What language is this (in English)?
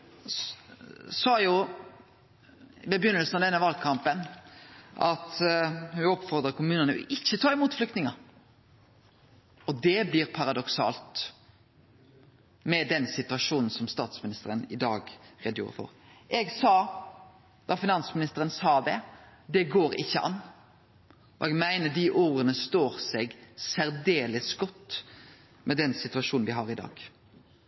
Norwegian Nynorsk